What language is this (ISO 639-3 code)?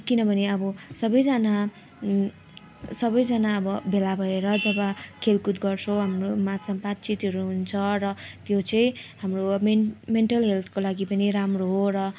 nep